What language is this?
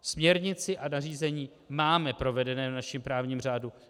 Czech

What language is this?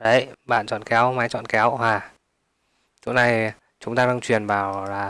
Vietnamese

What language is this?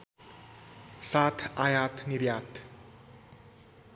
Nepali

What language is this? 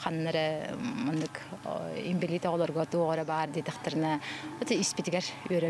Turkish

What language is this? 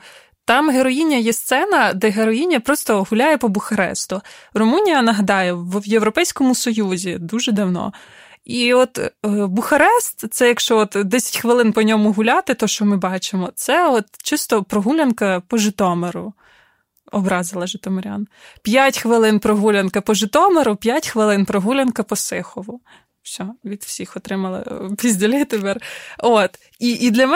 Ukrainian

